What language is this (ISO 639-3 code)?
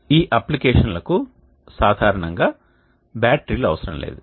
tel